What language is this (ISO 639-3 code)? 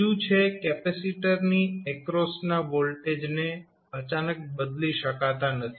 guj